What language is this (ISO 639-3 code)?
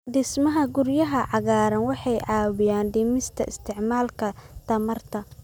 som